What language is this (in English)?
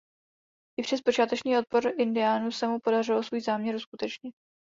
Czech